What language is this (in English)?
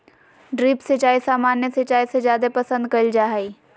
Magahi